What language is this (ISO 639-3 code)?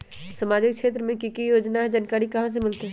mag